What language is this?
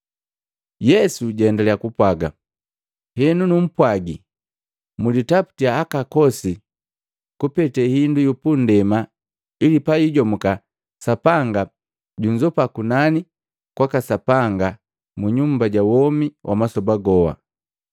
Matengo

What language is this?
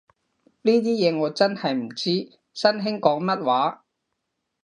Cantonese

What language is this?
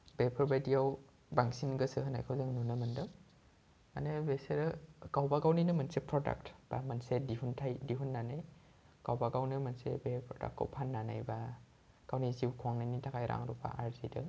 Bodo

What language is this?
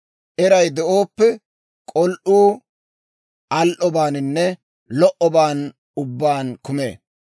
Dawro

